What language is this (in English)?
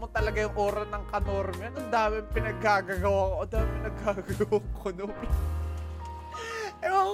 Filipino